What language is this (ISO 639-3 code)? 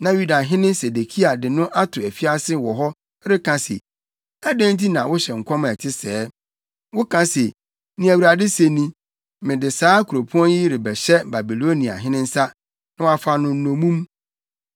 aka